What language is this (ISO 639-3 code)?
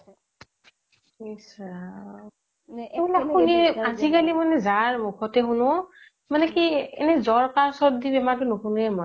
asm